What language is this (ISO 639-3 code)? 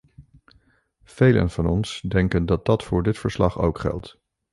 nld